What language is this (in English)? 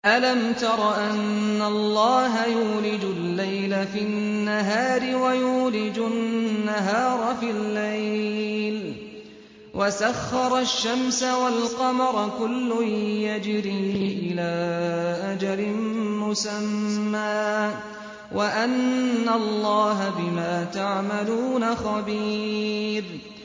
Arabic